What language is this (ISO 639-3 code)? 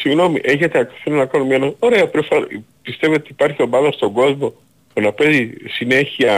ell